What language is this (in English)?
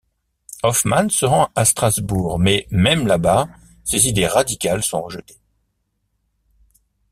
French